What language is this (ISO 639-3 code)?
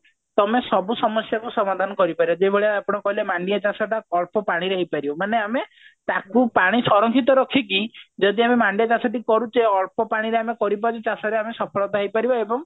ori